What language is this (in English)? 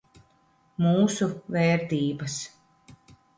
Latvian